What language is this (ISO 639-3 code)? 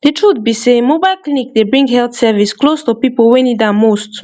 pcm